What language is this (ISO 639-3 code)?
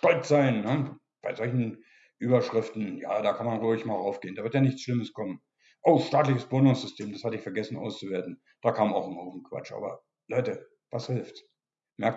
deu